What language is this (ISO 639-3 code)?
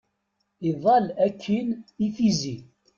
kab